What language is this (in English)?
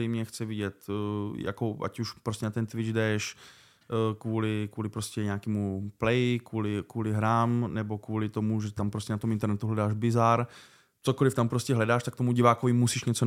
Czech